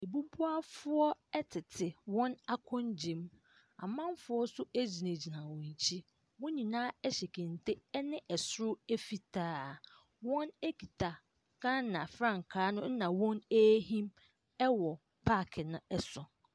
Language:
Akan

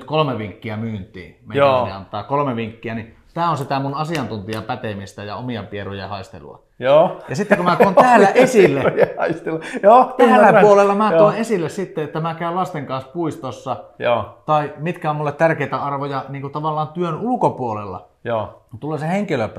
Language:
Finnish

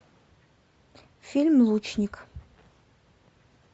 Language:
Russian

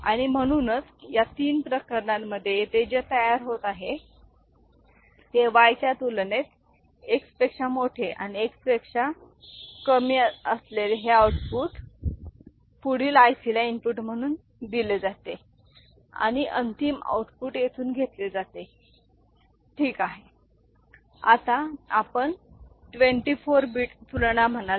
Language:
Marathi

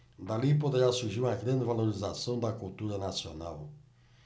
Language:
Portuguese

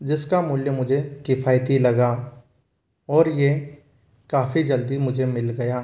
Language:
Hindi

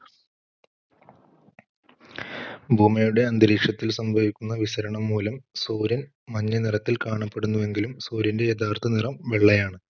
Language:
Malayalam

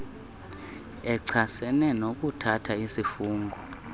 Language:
Xhosa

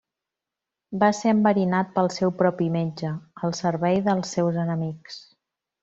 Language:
Catalan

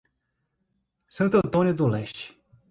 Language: Portuguese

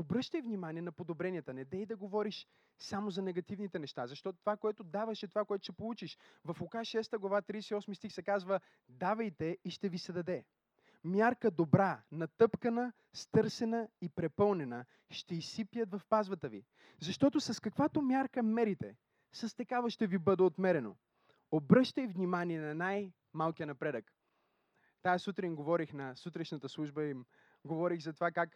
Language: Bulgarian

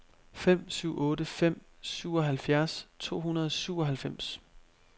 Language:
Danish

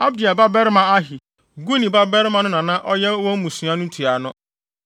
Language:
Akan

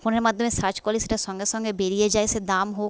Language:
Bangla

